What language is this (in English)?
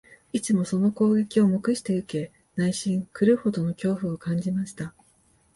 Japanese